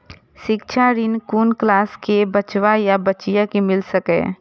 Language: Maithili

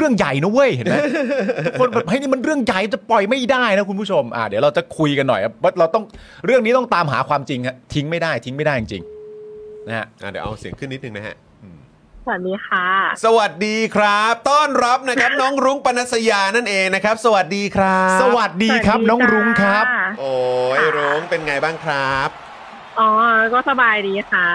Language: Thai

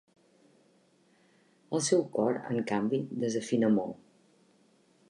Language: Catalan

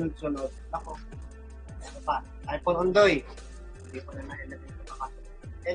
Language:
Filipino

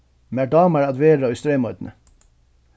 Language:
Faroese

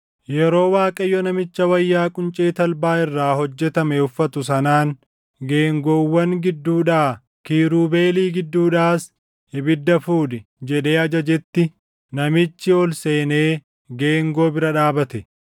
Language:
Oromo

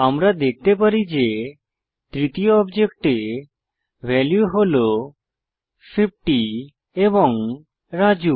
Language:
Bangla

